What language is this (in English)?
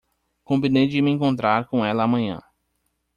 Portuguese